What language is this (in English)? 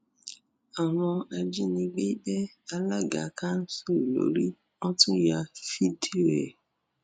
Yoruba